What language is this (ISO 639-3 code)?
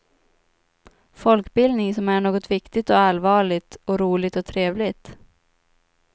swe